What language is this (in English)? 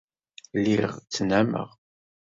Kabyle